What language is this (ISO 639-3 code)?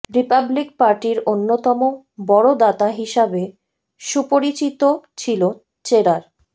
ben